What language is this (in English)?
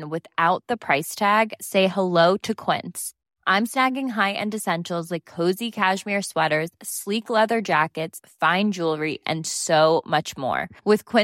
Swedish